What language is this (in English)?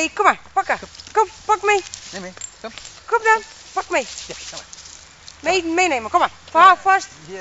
Dutch